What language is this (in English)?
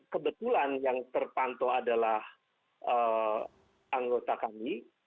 Indonesian